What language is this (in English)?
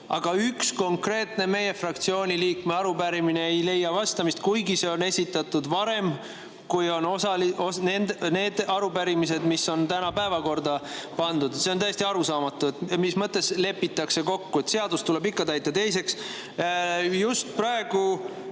Estonian